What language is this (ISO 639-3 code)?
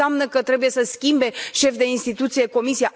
ron